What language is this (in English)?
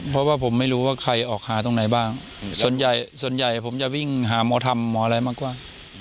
Thai